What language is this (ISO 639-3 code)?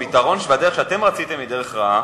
heb